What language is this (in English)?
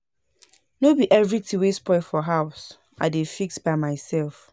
Nigerian Pidgin